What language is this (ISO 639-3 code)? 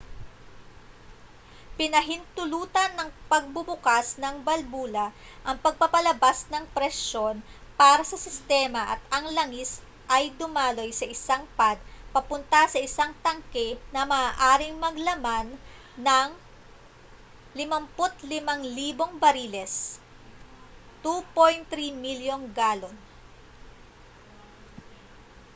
fil